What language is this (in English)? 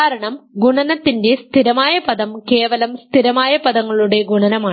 Malayalam